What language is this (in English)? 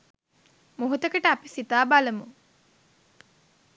Sinhala